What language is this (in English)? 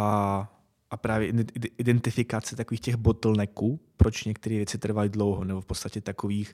Czech